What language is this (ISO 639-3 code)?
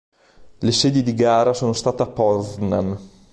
ita